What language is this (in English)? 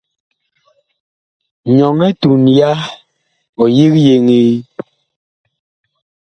Bakoko